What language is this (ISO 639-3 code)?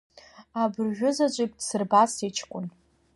abk